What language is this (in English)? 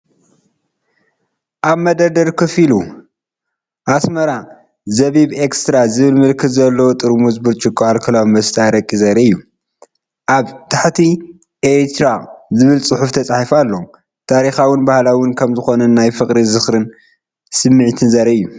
Tigrinya